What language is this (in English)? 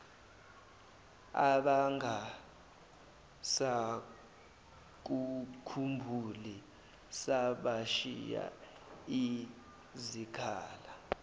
Zulu